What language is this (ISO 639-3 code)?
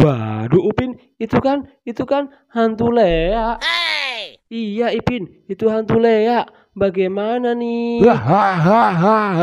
ind